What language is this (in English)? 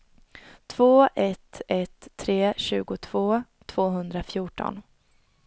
Swedish